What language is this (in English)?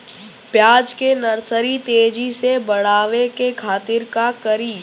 Bhojpuri